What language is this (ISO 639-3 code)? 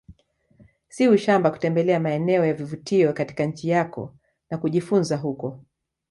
swa